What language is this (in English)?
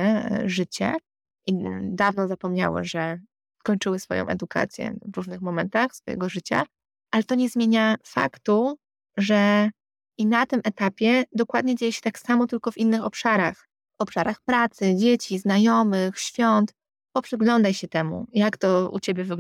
Polish